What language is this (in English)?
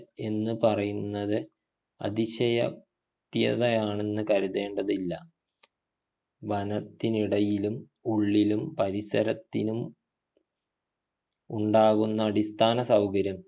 Malayalam